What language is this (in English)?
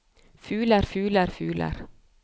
Norwegian